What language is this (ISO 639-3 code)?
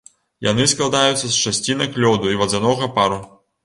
bel